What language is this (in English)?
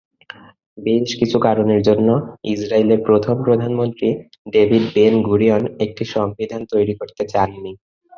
Bangla